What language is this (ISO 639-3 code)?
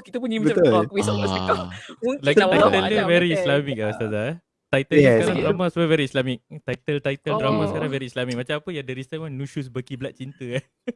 msa